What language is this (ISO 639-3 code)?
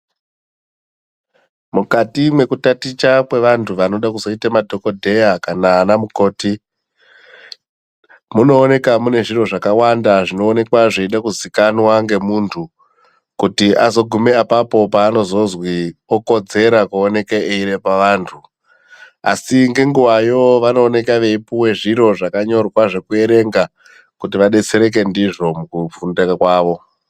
ndc